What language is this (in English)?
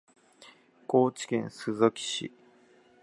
Japanese